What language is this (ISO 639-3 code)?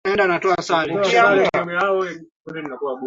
swa